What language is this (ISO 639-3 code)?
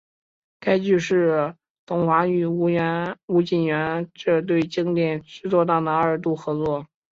zho